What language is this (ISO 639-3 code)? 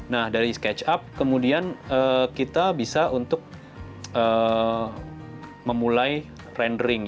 ind